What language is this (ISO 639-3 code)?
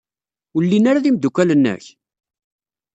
kab